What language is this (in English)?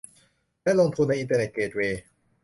Thai